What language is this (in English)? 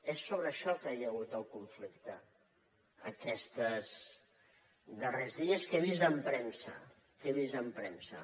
Catalan